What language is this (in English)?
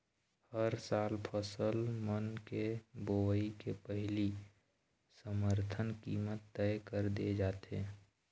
Chhattisgarhi